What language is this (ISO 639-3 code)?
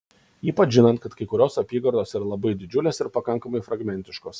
lit